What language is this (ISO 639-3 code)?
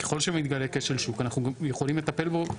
heb